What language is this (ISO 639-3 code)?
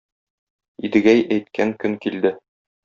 tat